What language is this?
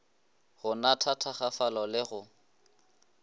Northern Sotho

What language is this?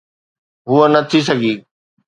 Sindhi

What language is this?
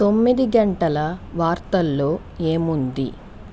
Telugu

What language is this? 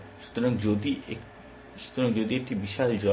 Bangla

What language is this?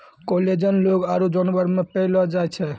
Maithili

